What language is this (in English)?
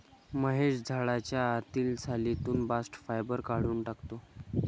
Marathi